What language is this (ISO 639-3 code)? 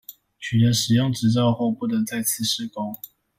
zho